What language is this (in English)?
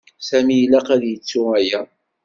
Kabyle